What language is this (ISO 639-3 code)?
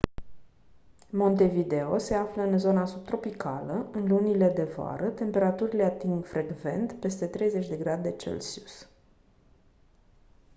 ron